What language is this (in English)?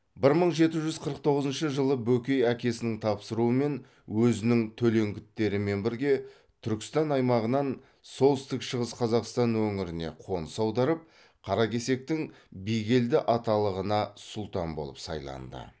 Kazakh